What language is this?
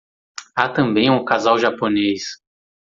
Portuguese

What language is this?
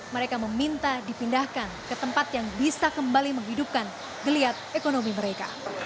Indonesian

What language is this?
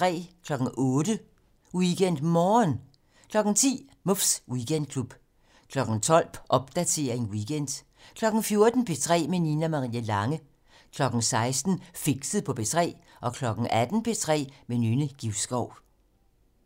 Danish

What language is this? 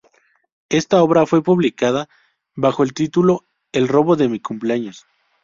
Spanish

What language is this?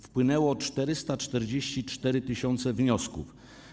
Polish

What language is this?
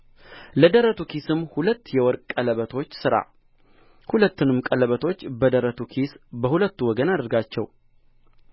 Amharic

